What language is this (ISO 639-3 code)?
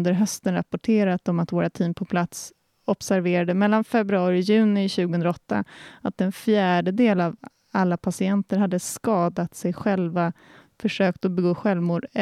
swe